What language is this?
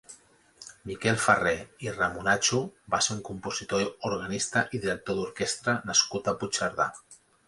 Catalan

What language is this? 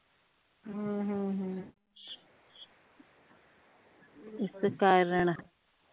Punjabi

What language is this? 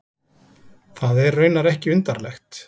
Icelandic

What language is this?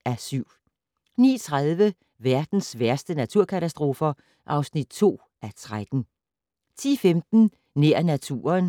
Danish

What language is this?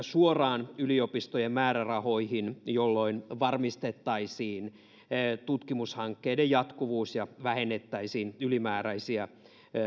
Finnish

